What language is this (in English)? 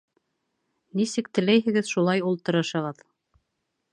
Bashkir